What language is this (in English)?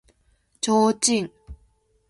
Japanese